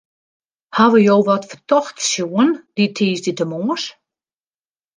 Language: Western Frisian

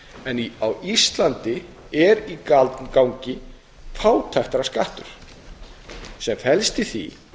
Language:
Icelandic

